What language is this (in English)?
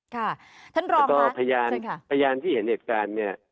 Thai